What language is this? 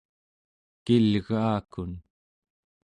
Central Yupik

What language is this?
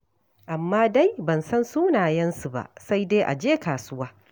Hausa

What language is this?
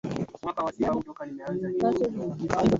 Swahili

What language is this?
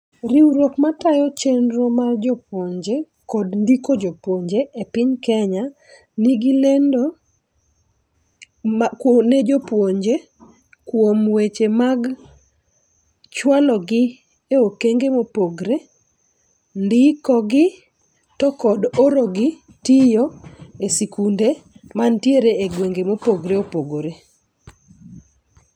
Luo (Kenya and Tanzania)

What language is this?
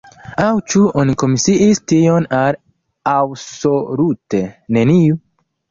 Esperanto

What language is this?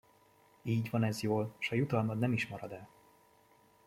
Hungarian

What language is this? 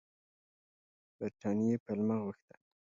Pashto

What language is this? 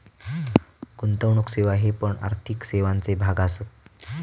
Marathi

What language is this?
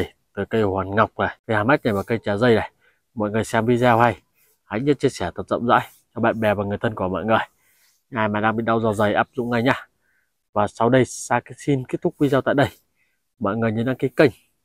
Vietnamese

